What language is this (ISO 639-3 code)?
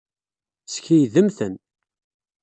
kab